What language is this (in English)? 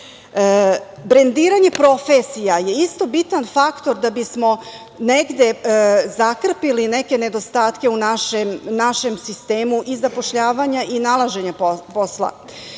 Serbian